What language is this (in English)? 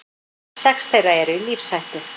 Icelandic